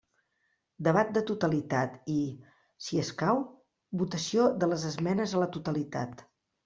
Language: Catalan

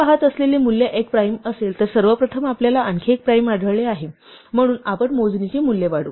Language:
Marathi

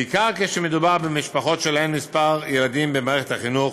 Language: Hebrew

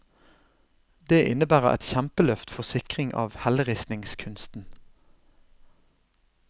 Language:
Norwegian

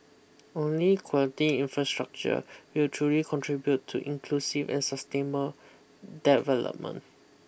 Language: English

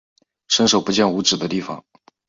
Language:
Chinese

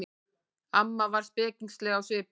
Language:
Icelandic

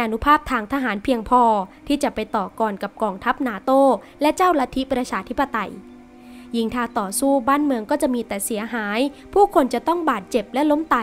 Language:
Thai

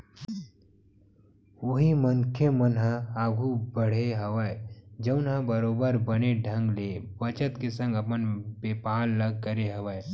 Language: Chhattisgarhi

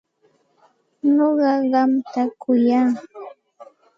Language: Santa Ana de Tusi Pasco Quechua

